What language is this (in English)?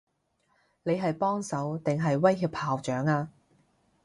Cantonese